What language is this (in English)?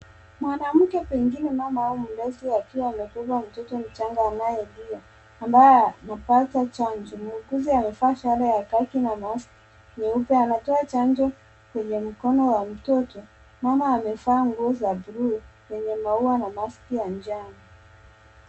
Swahili